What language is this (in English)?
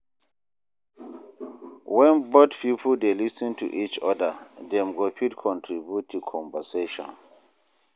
Nigerian Pidgin